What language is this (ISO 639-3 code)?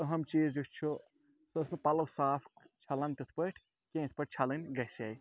kas